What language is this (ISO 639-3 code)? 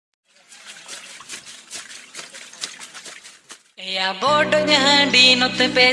ind